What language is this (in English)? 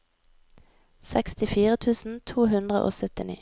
Norwegian